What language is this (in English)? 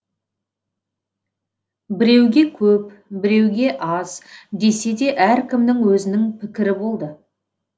Kazakh